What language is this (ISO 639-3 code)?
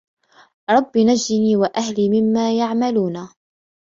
ara